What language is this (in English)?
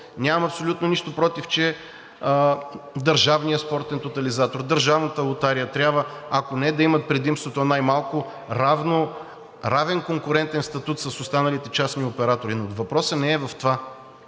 Bulgarian